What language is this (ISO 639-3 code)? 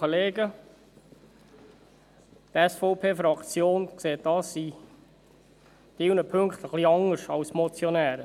gsw